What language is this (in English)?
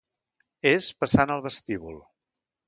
Catalan